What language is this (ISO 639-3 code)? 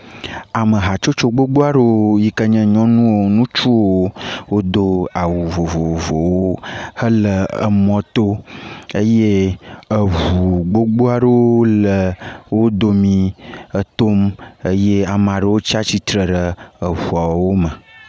ewe